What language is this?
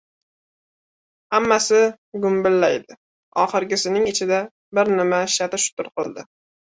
Uzbek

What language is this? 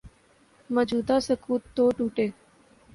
Urdu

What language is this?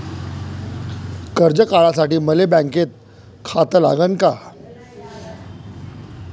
Marathi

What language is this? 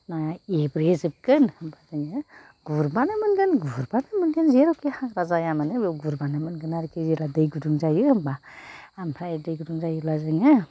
Bodo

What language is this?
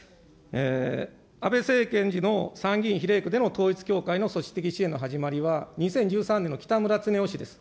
Japanese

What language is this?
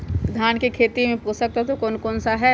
Magahi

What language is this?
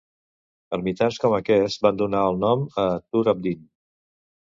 Catalan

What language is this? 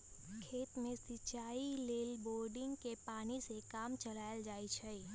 Magahi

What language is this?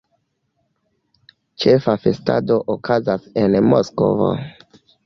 Esperanto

